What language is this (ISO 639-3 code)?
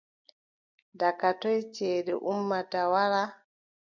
fub